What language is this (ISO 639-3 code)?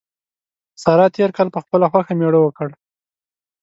pus